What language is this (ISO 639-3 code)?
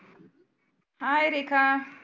mar